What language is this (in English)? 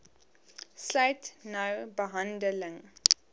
Afrikaans